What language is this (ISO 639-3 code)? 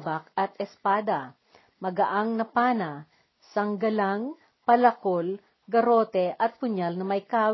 fil